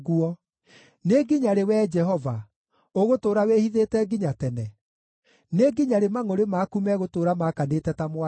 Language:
Kikuyu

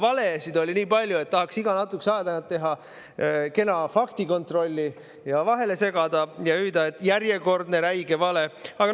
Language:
Estonian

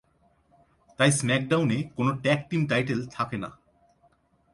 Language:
Bangla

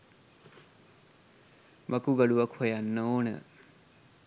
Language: Sinhala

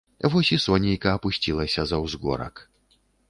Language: Belarusian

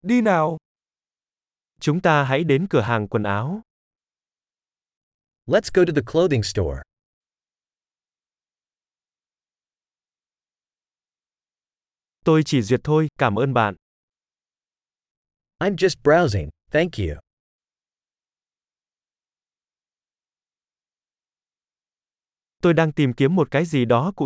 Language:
Vietnamese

